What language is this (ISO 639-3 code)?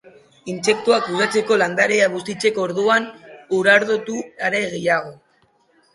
eus